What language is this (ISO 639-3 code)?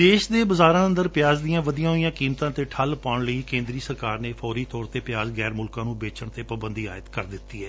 pan